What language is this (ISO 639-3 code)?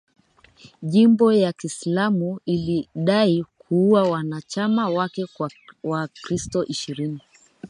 swa